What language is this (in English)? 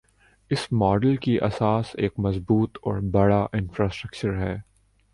Urdu